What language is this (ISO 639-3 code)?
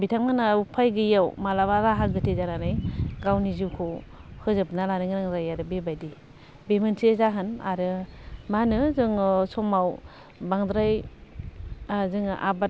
brx